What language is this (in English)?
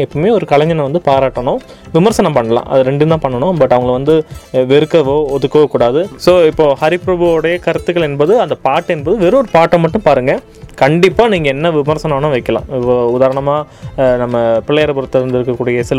Tamil